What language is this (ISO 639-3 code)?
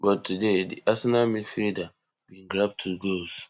pcm